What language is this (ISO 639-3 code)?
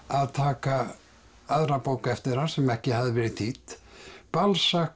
isl